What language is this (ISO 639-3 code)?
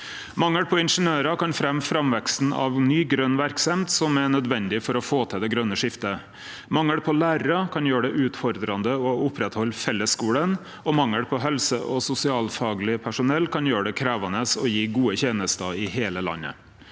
nor